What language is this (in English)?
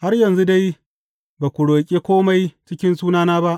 Hausa